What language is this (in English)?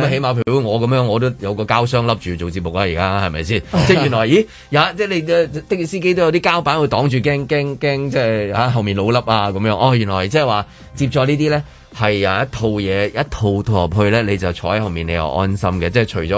Chinese